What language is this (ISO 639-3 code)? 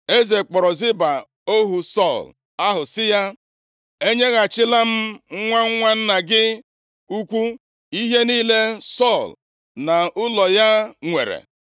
ibo